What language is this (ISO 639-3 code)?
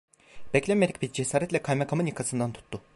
tur